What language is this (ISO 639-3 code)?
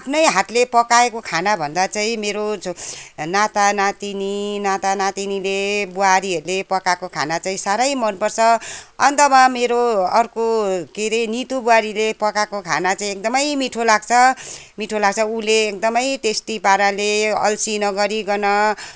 nep